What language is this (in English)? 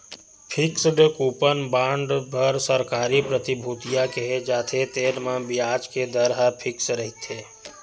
Chhattisgarhi